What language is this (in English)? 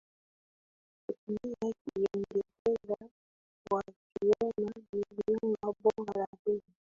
Swahili